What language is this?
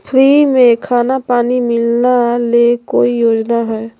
Magahi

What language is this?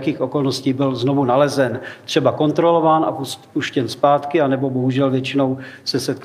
Czech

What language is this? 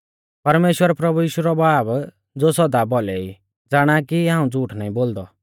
Mahasu Pahari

